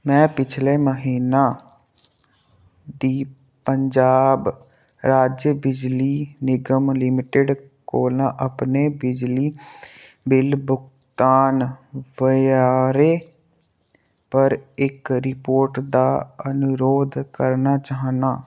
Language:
Dogri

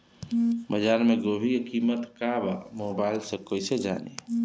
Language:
Bhojpuri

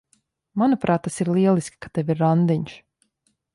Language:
Latvian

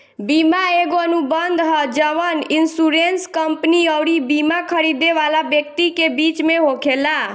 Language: Bhojpuri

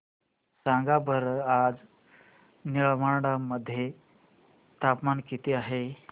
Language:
Marathi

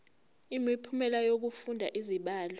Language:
Zulu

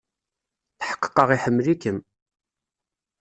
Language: Kabyle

